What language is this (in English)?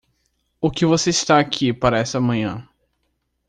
Portuguese